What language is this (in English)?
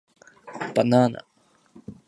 Japanese